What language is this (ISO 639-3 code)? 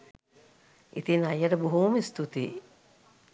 sin